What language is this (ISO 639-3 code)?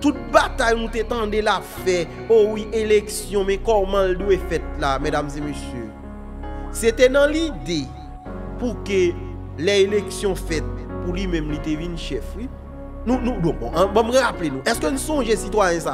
fra